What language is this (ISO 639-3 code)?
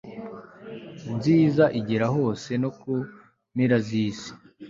kin